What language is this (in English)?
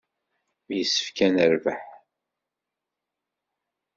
Kabyle